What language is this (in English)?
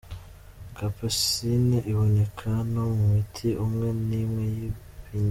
Kinyarwanda